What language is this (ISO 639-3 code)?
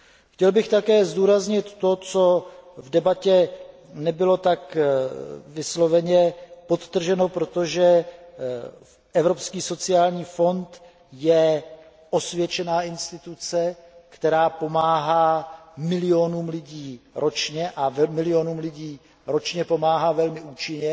ces